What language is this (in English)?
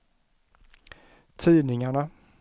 Swedish